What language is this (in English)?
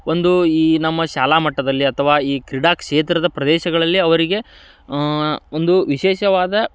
Kannada